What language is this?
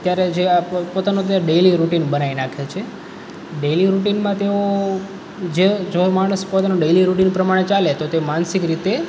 Gujarati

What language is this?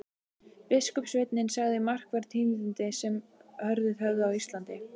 Icelandic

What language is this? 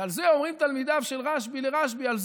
Hebrew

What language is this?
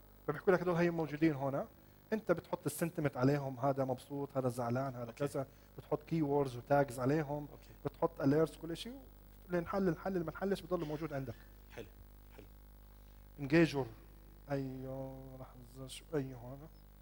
Arabic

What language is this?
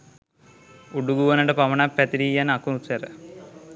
Sinhala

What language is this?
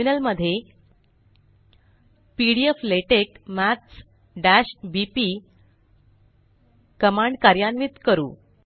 Marathi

